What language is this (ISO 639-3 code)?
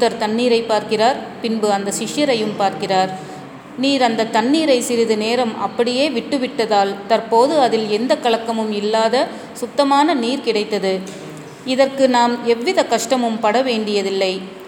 tam